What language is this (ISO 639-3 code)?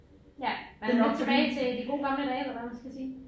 dan